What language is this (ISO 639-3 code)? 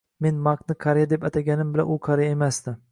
uzb